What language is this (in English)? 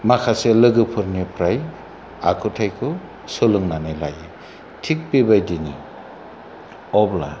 Bodo